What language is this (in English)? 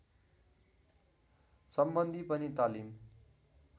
Nepali